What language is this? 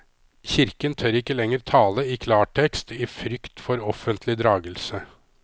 Norwegian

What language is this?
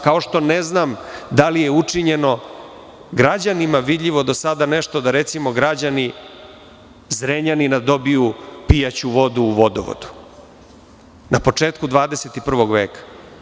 Serbian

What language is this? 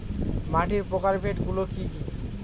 Bangla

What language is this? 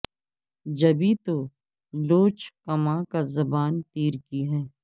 Urdu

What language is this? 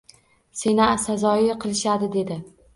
Uzbek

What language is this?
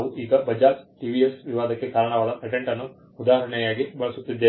Kannada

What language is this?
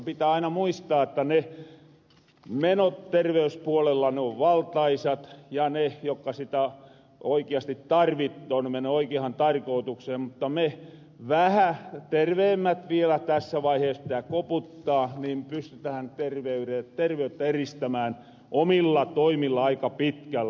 Finnish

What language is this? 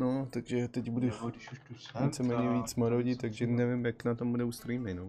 Czech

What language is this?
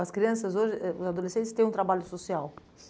Portuguese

